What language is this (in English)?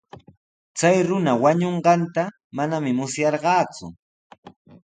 Sihuas Ancash Quechua